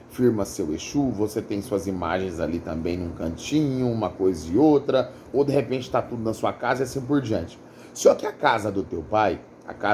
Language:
Portuguese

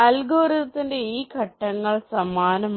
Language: Malayalam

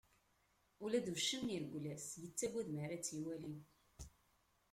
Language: Kabyle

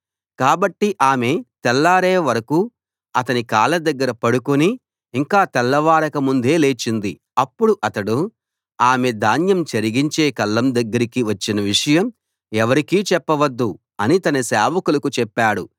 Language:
Telugu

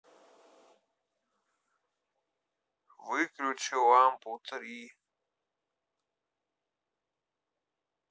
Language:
Russian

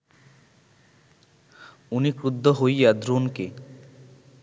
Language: Bangla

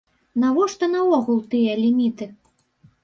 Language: Belarusian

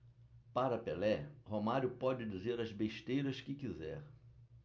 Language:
Portuguese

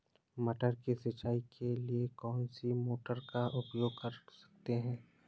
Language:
Hindi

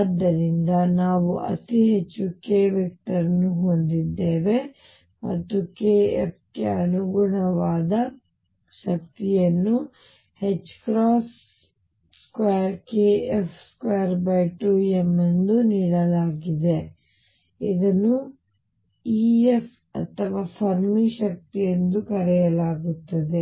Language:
Kannada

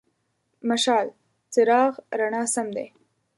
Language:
Pashto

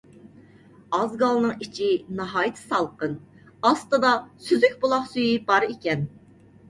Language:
Uyghur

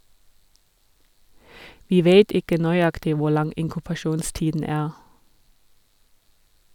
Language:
Norwegian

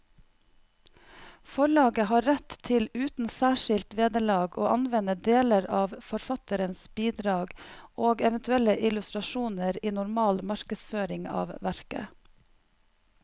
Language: Norwegian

